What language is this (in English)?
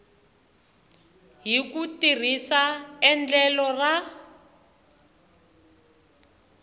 Tsonga